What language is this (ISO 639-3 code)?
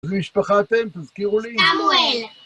heb